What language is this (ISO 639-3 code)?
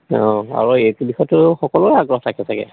asm